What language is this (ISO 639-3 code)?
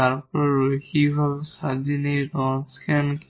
ben